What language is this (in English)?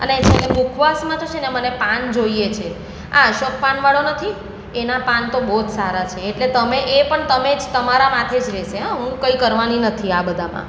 Gujarati